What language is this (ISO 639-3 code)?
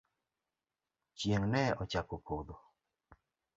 luo